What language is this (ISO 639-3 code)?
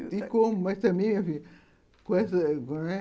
por